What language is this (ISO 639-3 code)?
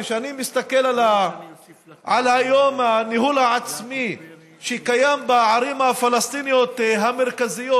heb